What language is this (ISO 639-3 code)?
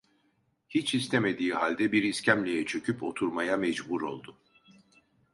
tur